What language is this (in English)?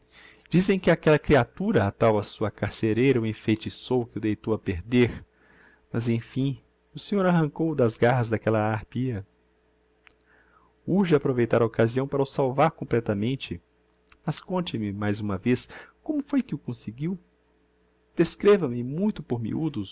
Portuguese